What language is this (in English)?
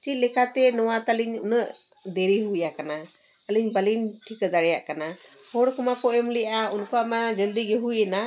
Santali